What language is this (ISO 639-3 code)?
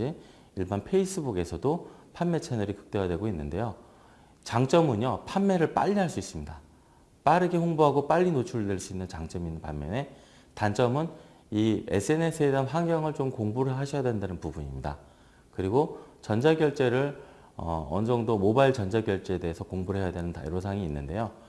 kor